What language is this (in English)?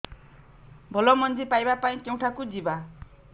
Odia